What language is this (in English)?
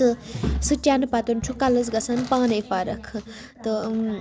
Kashmiri